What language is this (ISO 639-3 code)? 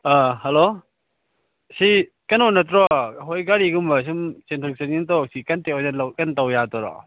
mni